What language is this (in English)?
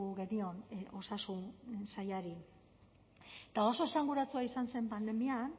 Basque